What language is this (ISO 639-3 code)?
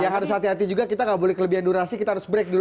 ind